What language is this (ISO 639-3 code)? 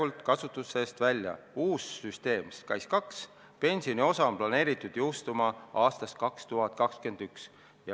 est